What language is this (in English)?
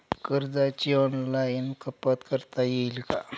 Marathi